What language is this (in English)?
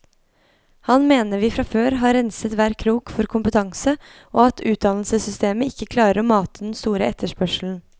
Norwegian